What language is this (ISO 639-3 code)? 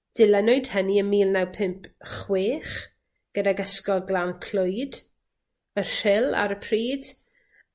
cym